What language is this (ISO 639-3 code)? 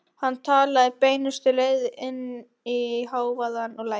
isl